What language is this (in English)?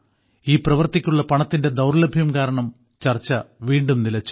Malayalam